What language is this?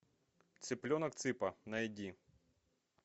Russian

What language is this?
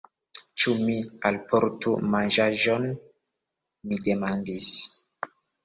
Esperanto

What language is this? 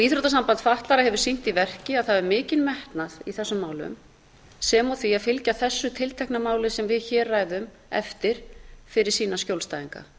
Icelandic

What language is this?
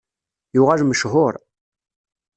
Kabyle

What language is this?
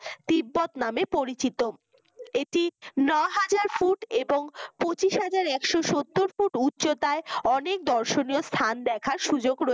Bangla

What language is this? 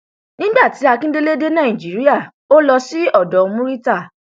Yoruba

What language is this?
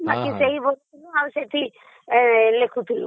Odia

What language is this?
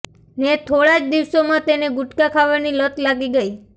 Gujarati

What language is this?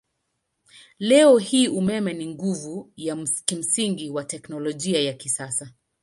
Swahili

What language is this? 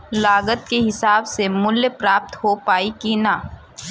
Bhojpuri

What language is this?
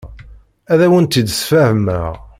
Kabyle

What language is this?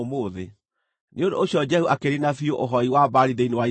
Kikuyu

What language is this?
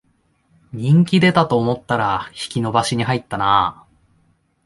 Japanese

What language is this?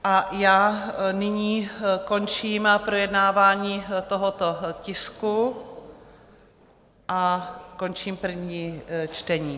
Czech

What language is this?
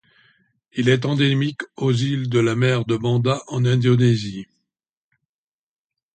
French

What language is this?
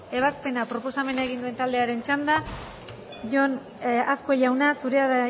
Basque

